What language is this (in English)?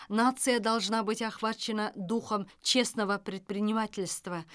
Kazakh